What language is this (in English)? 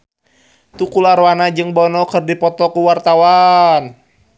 Sundanese